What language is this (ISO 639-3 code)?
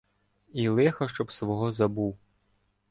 ukr